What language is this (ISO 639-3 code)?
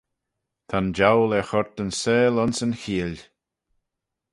glv